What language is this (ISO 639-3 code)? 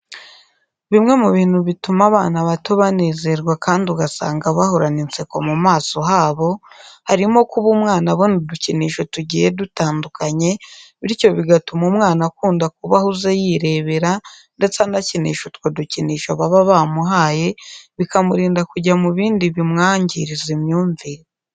kin